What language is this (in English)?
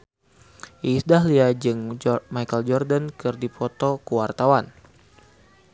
Sundanese